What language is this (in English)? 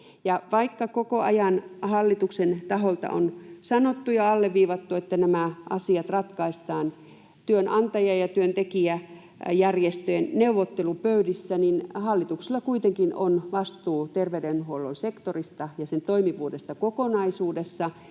Finnish